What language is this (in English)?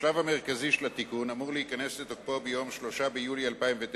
Hebrew